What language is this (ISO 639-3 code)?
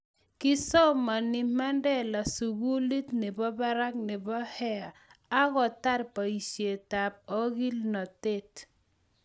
kln